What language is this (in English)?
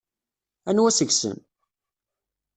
Kabyle